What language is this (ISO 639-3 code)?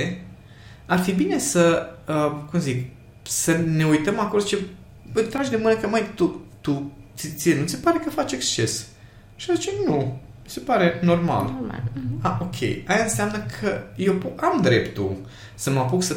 ron